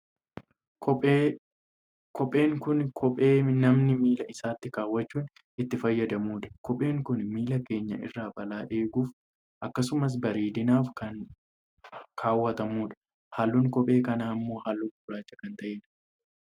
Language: Oromo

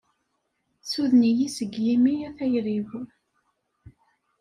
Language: Kabyle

